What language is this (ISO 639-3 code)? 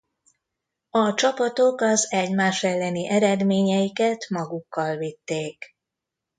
hun